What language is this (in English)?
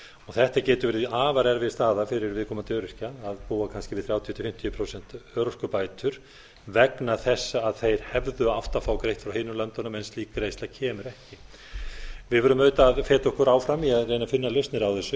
Icelandic